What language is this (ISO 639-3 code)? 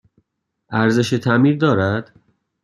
fas